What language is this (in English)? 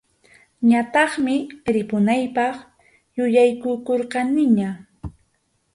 Arequipa-La Unión Quechua